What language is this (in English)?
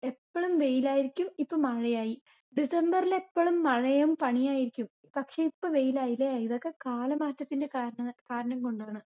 Malayalam